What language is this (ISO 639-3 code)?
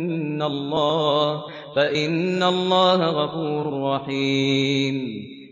ara